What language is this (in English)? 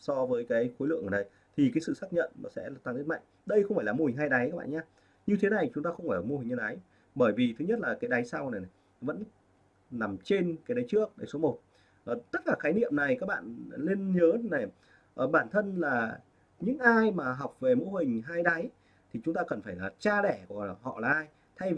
Vietnamese